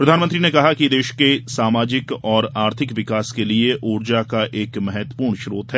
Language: Hindi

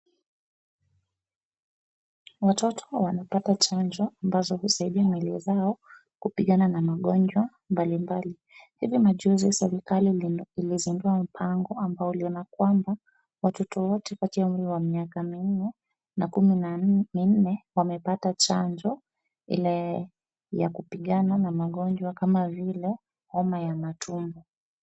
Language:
Swahili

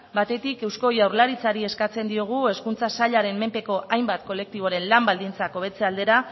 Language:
Basque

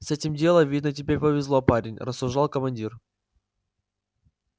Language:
Russian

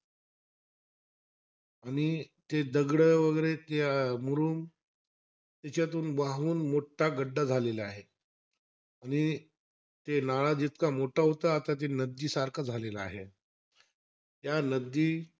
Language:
Marathi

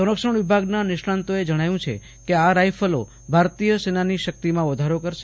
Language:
Gujarati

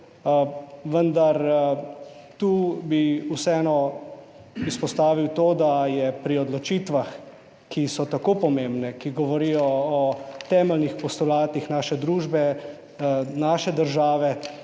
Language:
Slovenian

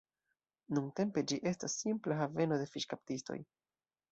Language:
Esperanto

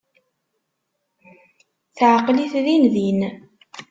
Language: Kabyle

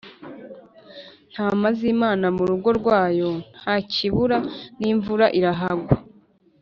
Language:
Kinyarwanda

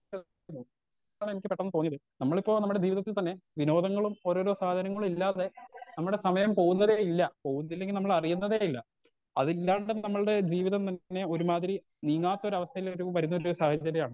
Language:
Malayalam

